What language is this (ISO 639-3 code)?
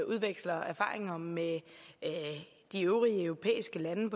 dan